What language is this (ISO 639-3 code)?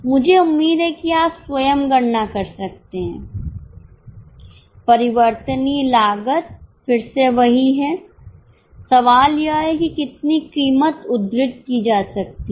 hin